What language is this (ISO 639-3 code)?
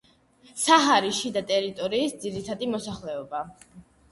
kat